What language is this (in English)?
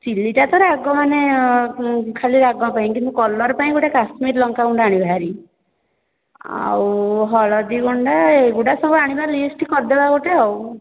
Odia